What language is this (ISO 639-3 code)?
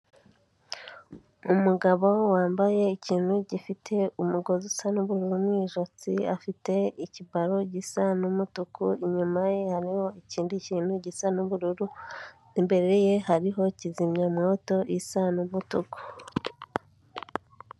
kin